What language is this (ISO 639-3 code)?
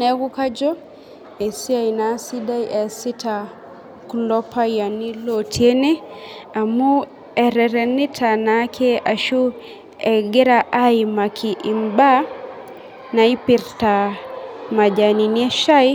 mas